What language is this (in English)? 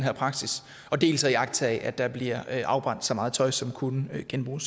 Danish